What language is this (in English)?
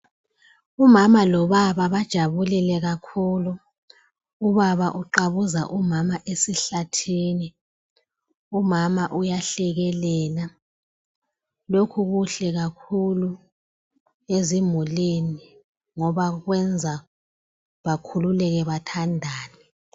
North Ndebele